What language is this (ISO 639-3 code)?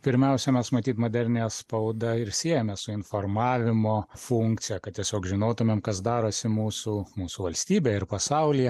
lit